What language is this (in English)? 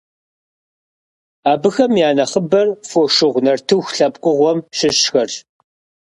Kabardian